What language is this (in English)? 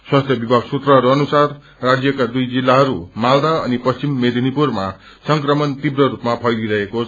Nepali